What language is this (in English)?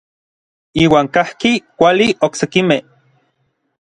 Orizaba Nahuatl